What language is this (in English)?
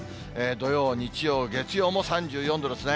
Japanese